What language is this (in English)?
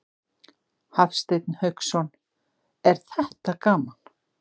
Icelandic